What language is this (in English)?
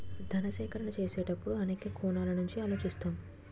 Telugu